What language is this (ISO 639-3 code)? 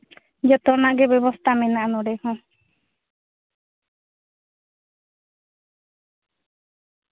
sat